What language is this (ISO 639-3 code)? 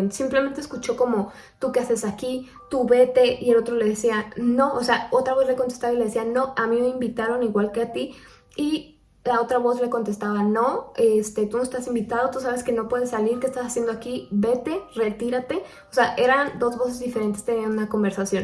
spa